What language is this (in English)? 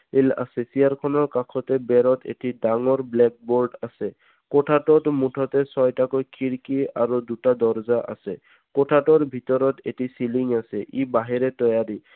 Assamese